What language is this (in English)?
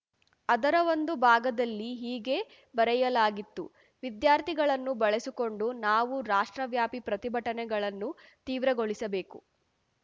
Kannada